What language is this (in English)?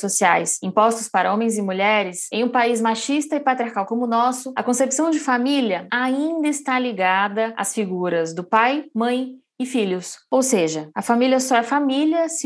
Portuguese